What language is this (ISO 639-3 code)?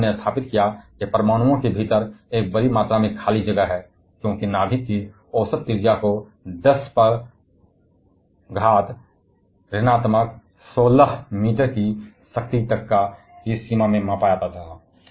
hin